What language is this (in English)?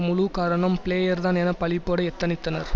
Tamil